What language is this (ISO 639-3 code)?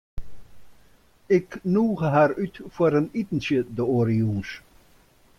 fry